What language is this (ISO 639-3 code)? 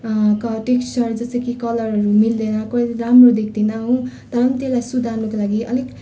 nep